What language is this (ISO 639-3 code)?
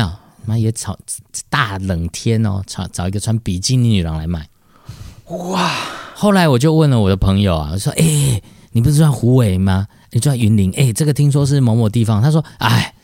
zho